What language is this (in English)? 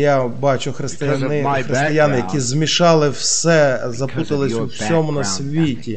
Ukrainian